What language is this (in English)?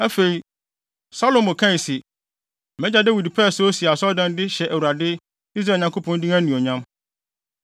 Akan